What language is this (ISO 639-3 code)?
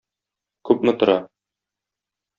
tat